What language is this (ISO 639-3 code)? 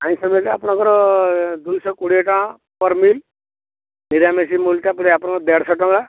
ori